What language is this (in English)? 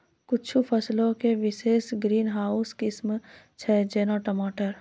Maithili